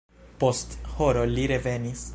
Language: Esperanto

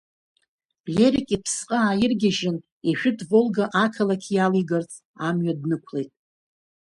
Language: Abkhazian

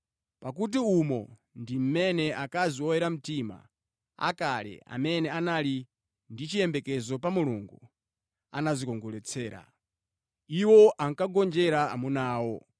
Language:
Nyanja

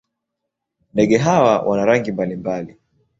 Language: Swahili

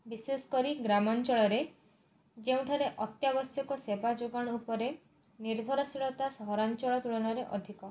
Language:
Odia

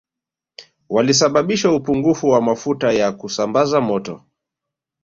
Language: Swahili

